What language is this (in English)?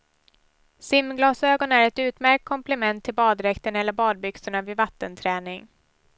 Swedish